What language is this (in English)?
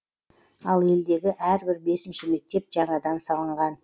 Kazakh